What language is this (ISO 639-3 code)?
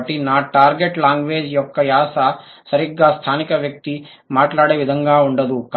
tel